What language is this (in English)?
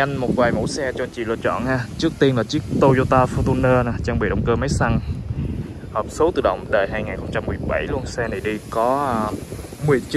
Vietnamese